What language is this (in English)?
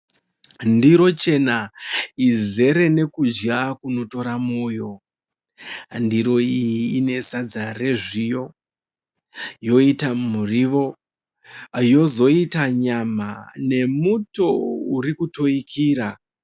Shona